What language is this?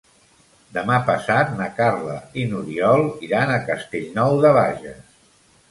Catalan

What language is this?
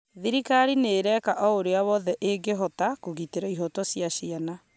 Kikuyu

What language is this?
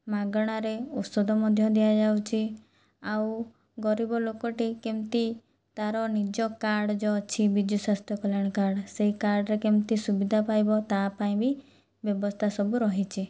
Odia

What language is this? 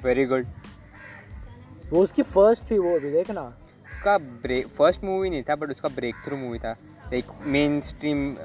Hindi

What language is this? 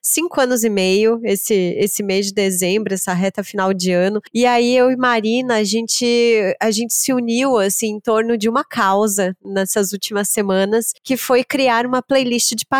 Portuguese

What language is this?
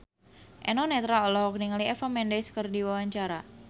Sundanese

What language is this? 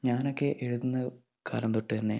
Malayalam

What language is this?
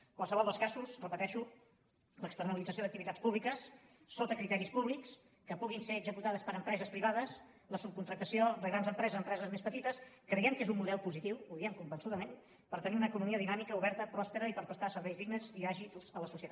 Catalan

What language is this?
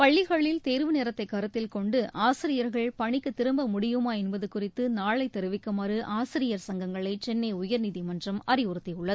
Tamil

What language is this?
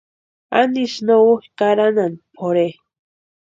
Western Highland Purepecha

